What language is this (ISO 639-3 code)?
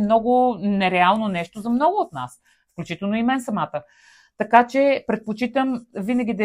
bul